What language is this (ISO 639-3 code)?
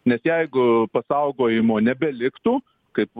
lit